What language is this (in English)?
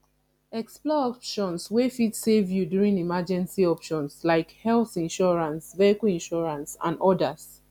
Nigerian Pidgin